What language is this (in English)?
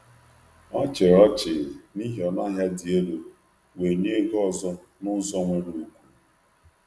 Igbo